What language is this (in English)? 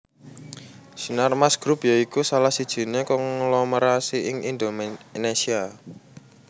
Javanese